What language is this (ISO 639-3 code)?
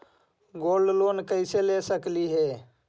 mag